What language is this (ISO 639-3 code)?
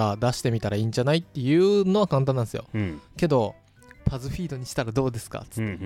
jpn